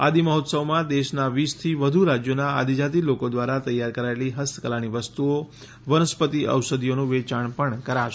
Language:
Gujarati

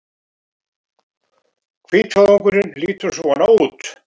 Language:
Icelandic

